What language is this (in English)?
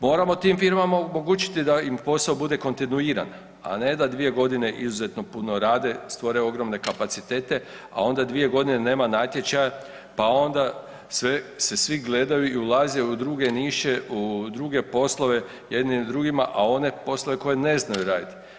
Croatian